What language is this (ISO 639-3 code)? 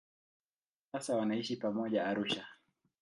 swa